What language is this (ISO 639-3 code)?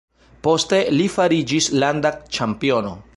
epo